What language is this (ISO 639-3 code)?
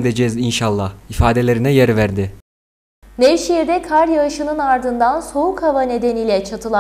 tur